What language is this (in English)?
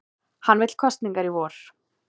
Icelandic